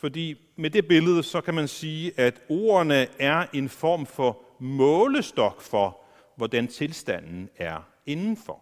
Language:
Danish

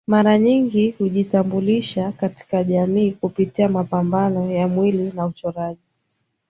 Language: Swahili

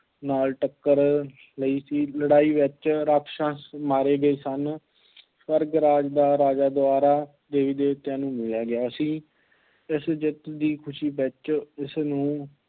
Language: Punjabi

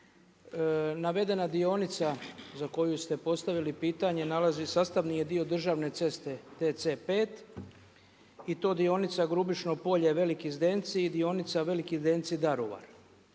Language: Croatian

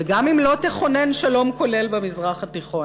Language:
Hebrew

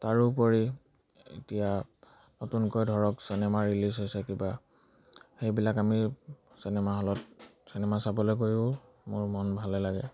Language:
Assamese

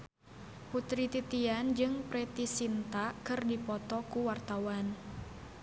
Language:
Sundanese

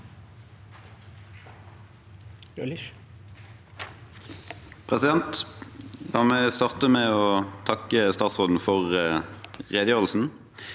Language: Norwegian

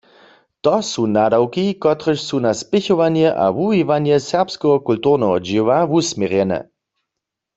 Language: Upper Sorbian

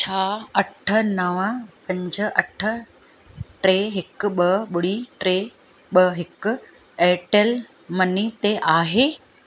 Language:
Sindhi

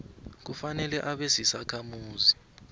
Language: South Ndebele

